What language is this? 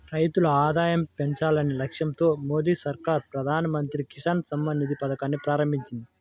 Telugu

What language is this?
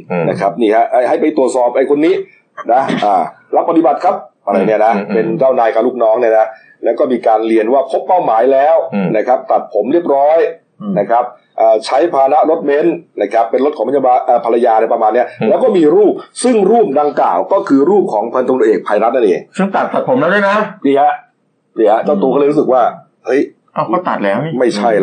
Thai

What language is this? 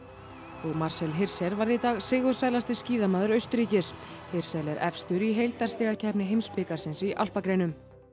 Icelandic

